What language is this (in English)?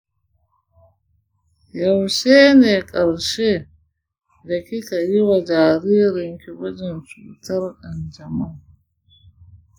Hausa